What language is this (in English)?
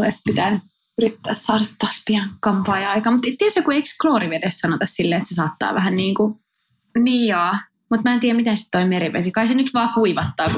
Finnish